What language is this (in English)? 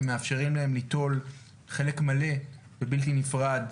Hebrew